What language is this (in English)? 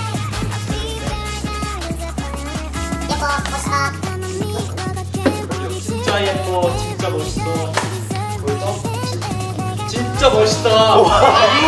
Korean